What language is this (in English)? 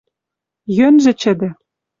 Western Mari